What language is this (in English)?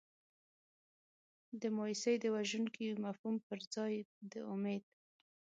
Pashto